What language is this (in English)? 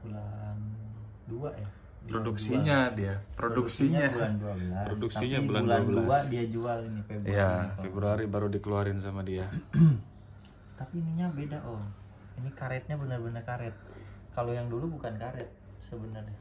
Indonesian